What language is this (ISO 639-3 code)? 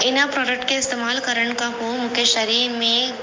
snd